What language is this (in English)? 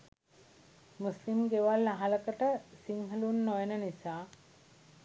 Sinhala